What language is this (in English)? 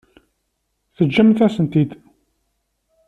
Kabyle